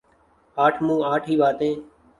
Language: Urdu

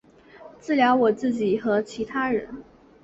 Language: Chinese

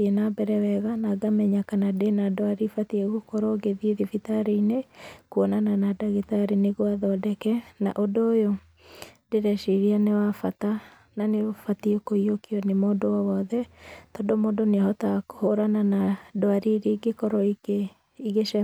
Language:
Kikuyu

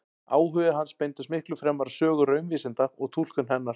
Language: Icelandic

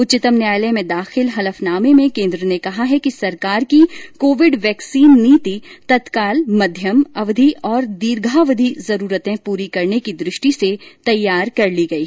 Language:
Hindi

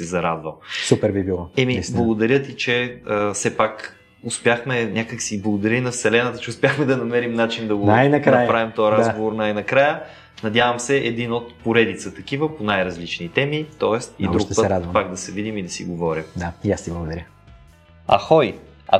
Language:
Bulgarian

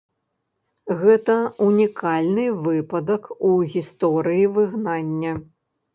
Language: Belarusian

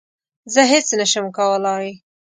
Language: Pashto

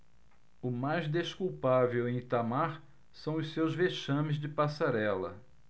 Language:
Portuguese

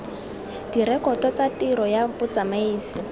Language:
Tswana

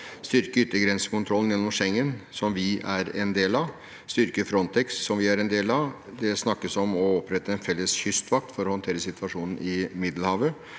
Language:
Norwegian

